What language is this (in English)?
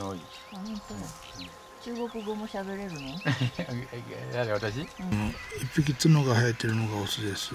Japanese